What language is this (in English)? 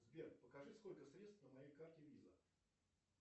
Russian